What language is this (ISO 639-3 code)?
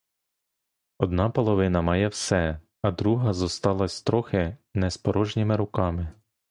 ukr